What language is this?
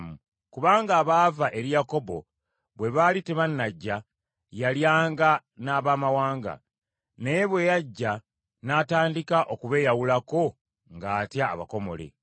Ganda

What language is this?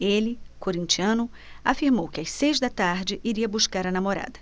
Portuguese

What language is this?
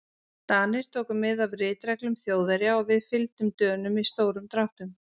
Icelandic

